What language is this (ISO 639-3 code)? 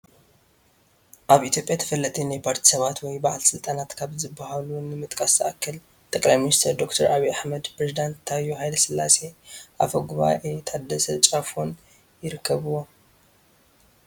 tir